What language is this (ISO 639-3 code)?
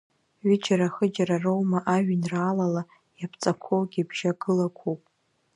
abk